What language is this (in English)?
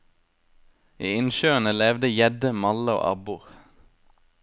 Norwegian